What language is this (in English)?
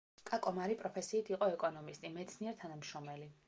Georgian